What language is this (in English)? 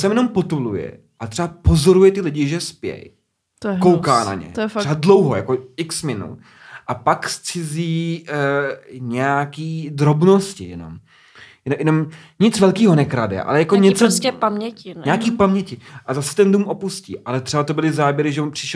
Czech